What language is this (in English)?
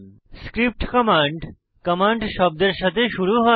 Bangla